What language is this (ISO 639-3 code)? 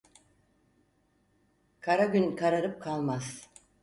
tur